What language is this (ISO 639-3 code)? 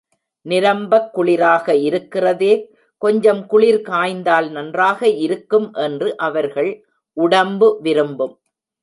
tam